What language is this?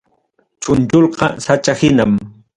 Ayacucho Quechua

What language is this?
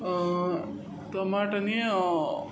Konkani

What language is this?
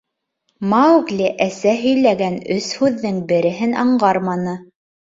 Bashkir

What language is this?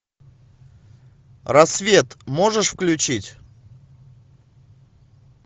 Russian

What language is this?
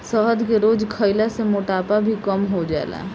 Bhojpuri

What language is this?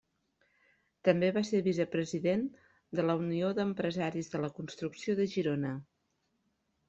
Catalan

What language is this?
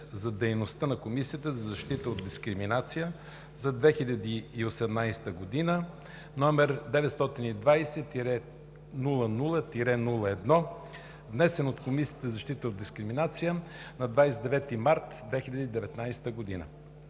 Bulgarian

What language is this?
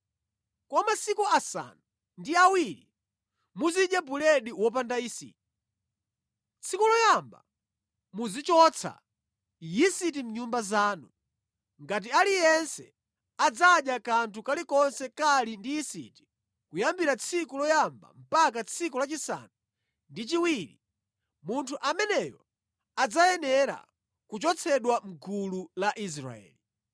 Nyanja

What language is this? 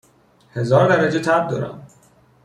Persian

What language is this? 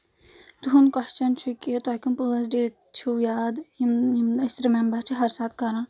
Kashmiri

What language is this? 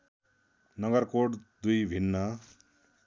Nepali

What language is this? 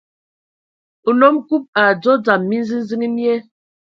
Ewondo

